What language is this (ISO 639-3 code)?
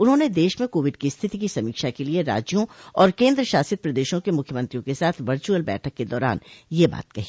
hin